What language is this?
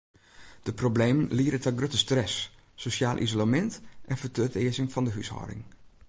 Western Frisian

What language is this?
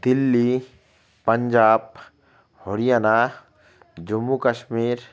Bangla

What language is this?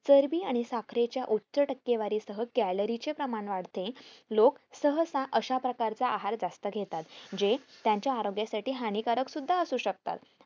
Marathi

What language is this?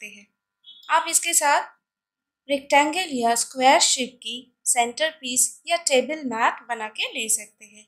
Hindi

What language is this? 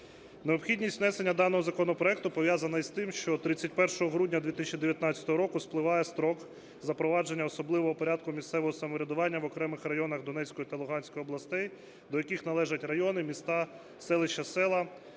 Ukrainian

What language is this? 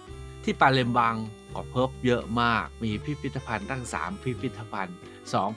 Thai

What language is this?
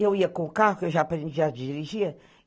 Portuguese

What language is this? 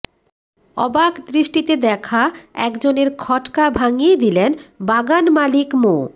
Bangla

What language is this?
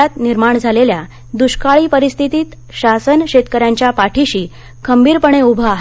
Marathi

